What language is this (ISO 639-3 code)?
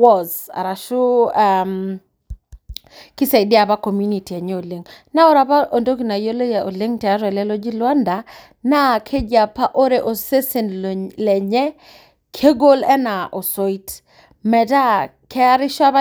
mas